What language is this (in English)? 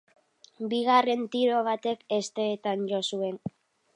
Basque